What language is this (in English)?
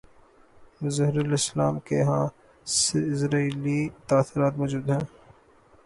Urdu